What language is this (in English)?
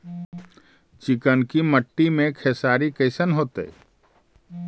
Magahi